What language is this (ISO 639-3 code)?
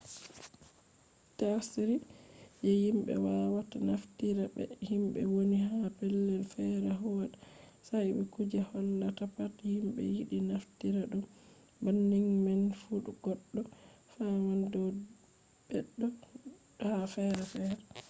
ful